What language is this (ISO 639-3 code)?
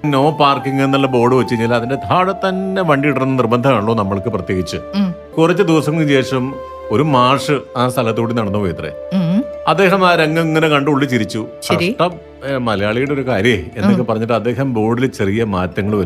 mal